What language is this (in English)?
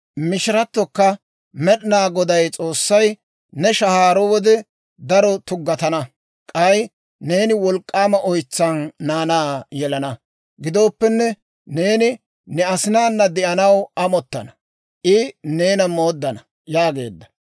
Dawro